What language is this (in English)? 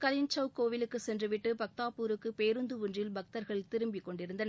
Tamil